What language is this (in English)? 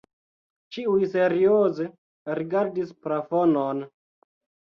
Esperanto